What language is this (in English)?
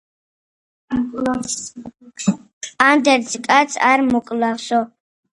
Georgian